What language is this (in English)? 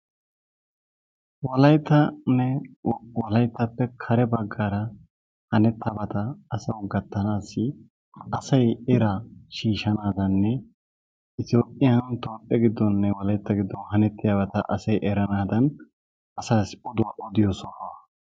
Wolaytta